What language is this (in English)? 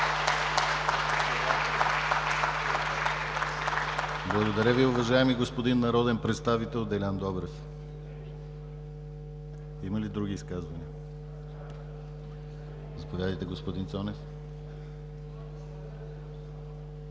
Bulgarian